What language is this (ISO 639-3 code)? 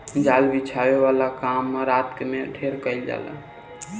bho